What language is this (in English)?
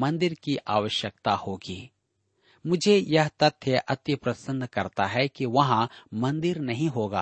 Hindi